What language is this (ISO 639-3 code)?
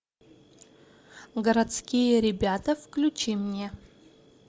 rus